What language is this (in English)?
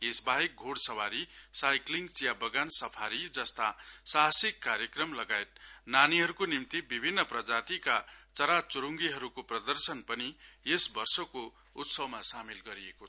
Nepali